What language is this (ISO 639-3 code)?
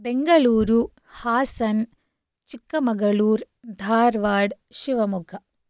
san